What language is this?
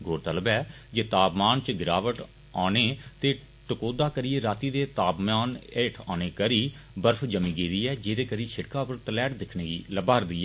Dogri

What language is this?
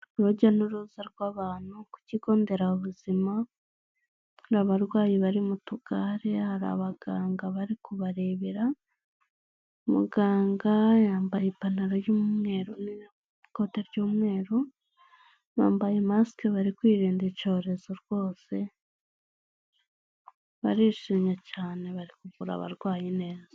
Kinyarwanda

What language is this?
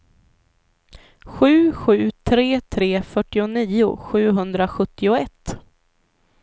Swedish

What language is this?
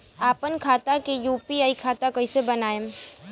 Bhojpuri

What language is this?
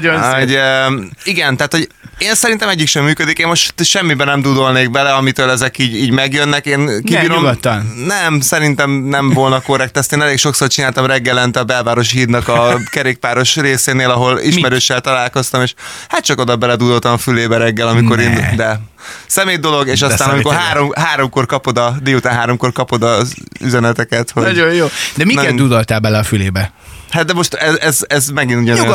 Hungarian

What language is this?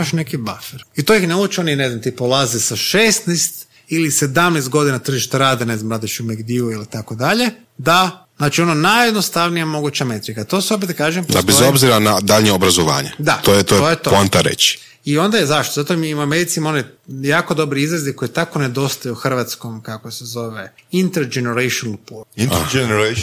Croatian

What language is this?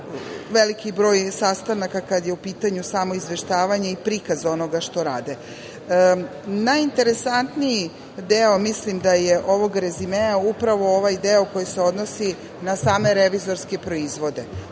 Serbian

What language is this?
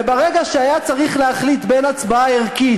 Hebrew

